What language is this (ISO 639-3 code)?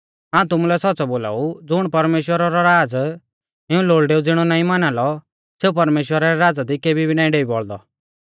bfz